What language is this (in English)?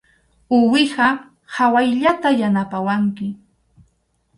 Arequipa-La Unión Quechua